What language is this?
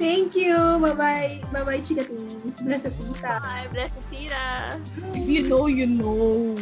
Filipino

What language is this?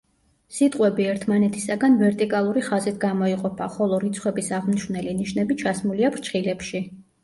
Georgian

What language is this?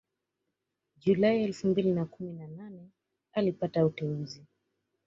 Swahili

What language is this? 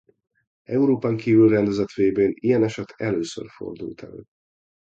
Hungarian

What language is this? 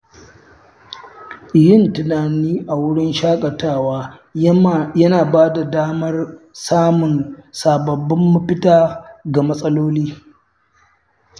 Hausa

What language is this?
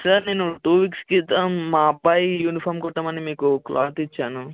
Telugu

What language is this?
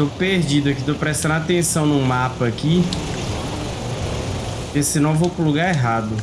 Portuguese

